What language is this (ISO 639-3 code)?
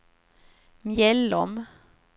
swe